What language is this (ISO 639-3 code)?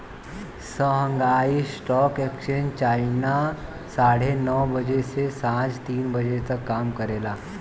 bho